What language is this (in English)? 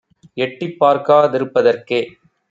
Tamil